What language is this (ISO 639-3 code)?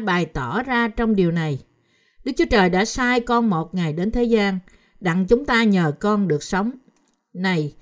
vie